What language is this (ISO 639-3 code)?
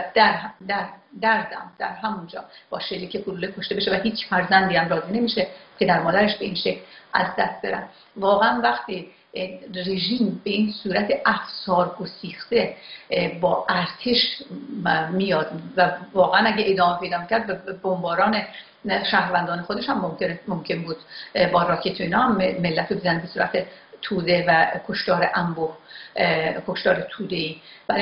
fas